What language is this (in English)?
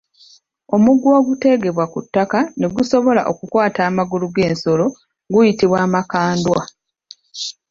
Ganda